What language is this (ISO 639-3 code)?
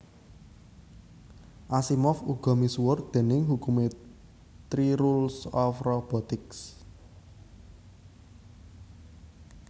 jav